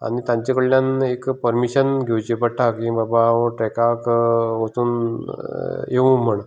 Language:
Konkani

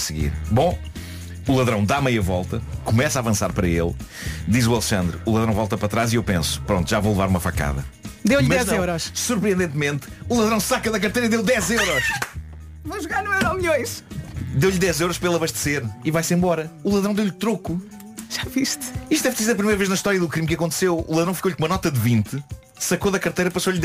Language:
Portuguese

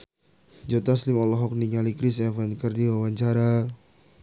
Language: Sundanese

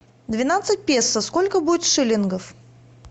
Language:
Russian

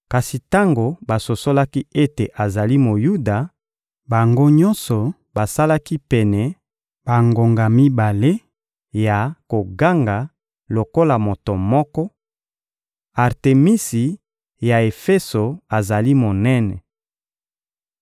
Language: Lingala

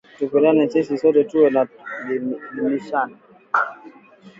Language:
Swahili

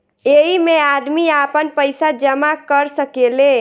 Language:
Bhojpuri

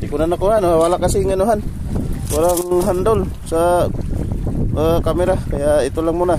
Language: Indonesian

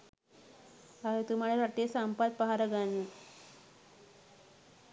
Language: Sinhala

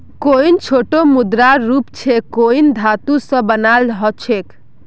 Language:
Magahi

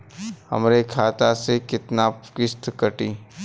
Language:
Bhojpuri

